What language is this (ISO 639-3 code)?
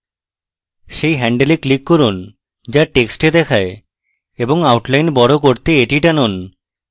ben